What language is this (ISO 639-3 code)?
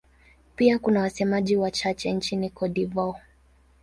swa